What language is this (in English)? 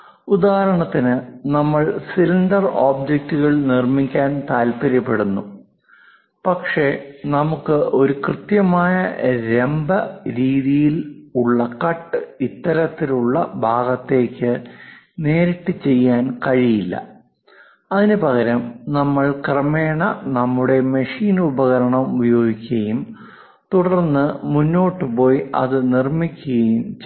Malayalam